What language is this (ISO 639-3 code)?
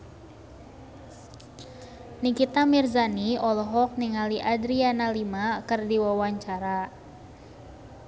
sun